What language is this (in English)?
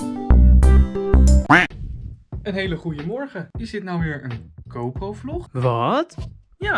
Dutch